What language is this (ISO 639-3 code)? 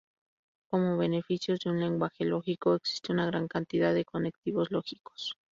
spa